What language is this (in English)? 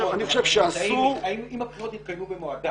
Hebrew